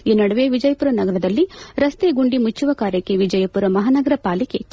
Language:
Kannada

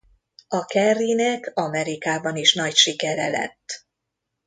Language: Hungarian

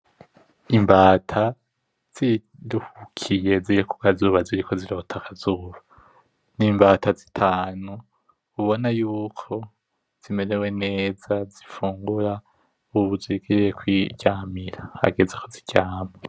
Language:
Rundi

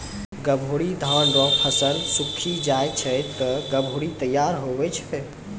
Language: Maithili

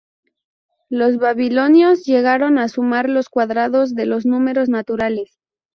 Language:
Spanish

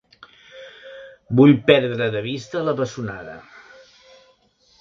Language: Catalan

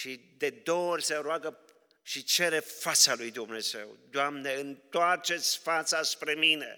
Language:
Romanian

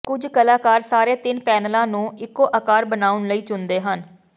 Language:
Punjabi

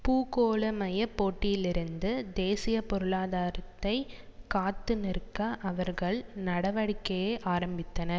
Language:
Tamil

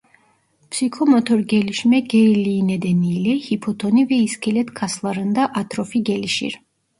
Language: Turkish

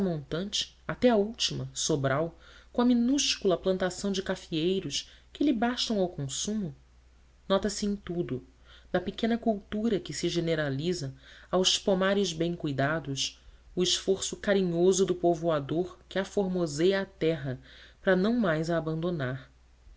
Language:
Portuguese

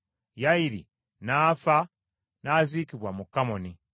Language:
Ganda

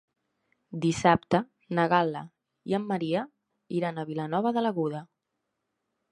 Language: Catalan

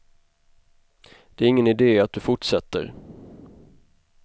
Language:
Swedish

